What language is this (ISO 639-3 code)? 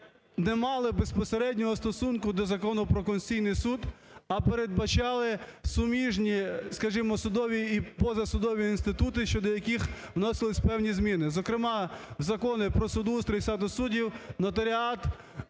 ukr